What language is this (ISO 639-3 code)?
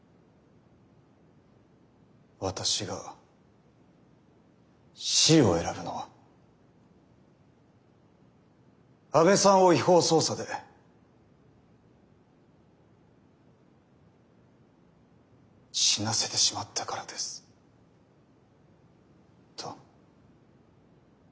jpn